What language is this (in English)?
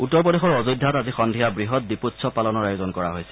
Assamese